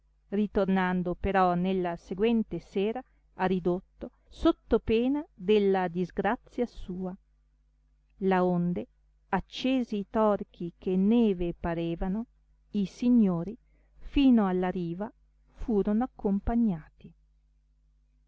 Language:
Italian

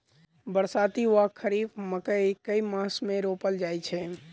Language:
Maithili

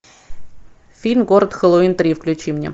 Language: Russian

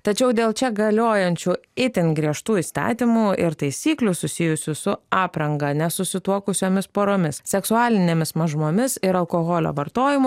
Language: Lithuanian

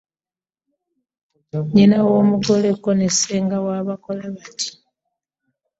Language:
Ganda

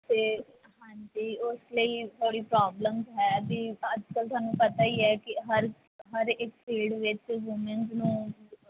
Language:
Punjabi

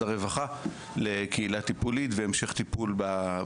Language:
Hebrew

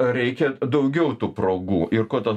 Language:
Lithuanian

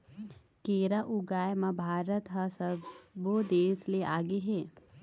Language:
Chhattisgarhi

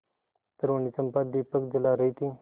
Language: Hindi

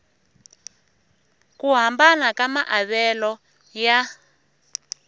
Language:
Tsonga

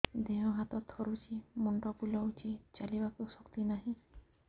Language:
Odia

